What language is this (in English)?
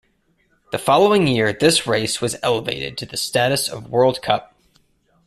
English